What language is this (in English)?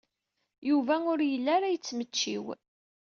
Kabyle